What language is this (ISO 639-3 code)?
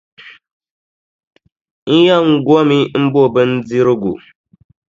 dag